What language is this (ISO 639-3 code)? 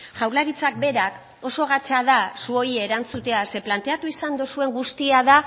eus